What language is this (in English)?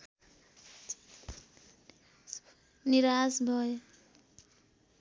Nepali